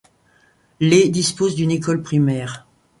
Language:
French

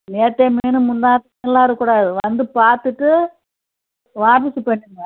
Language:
Tamil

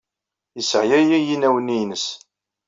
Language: Kabyle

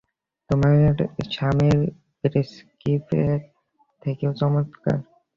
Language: Bangla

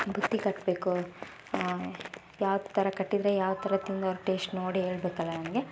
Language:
Kannada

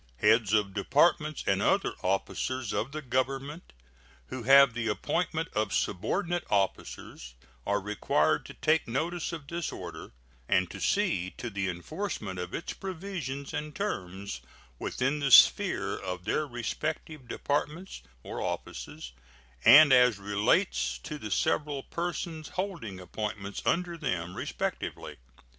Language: English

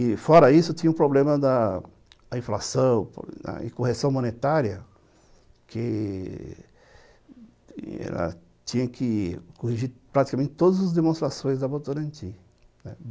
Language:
Portuguese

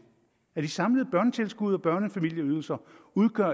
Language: Danish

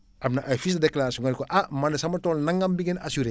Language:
Wolof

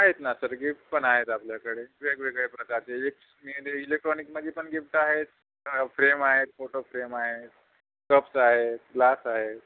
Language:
Marathi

